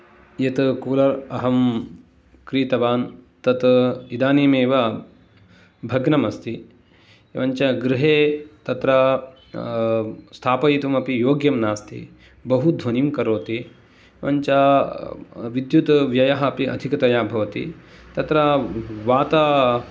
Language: Sanskrit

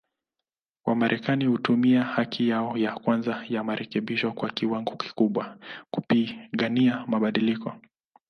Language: Swahili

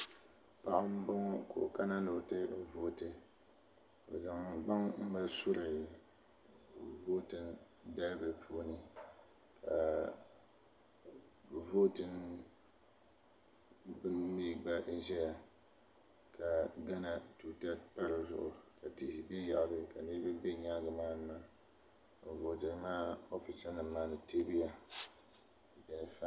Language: Dagbani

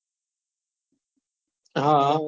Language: Gujarati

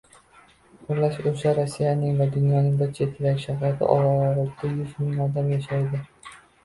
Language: Uzbek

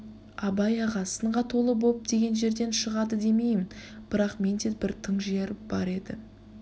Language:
Kazakh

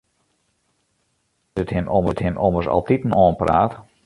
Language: Western Frisian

